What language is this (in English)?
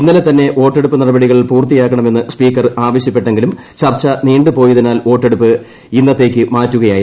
Malayalam